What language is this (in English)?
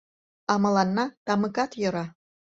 Mari